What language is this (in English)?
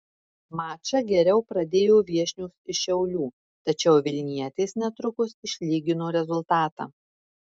Lithuanian